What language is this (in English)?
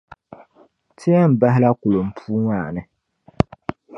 Dagbani